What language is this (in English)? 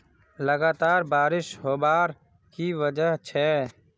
Magahi